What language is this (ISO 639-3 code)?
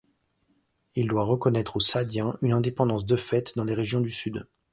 fra